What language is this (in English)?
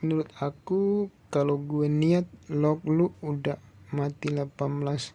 Indonesian